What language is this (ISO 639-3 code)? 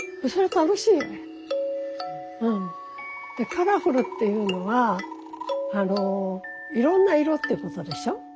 jpn